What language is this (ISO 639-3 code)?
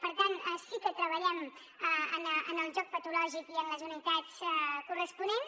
cat